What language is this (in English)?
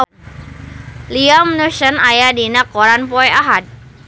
Sundanese